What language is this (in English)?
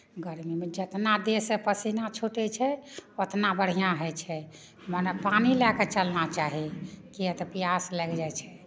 Maithili